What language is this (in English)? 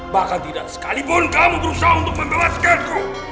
Indonesian